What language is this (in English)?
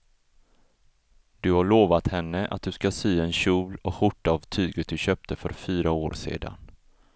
Swedish